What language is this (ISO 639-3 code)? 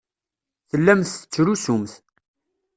kab